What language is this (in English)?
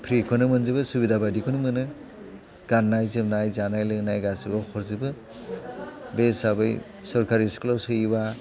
Bodo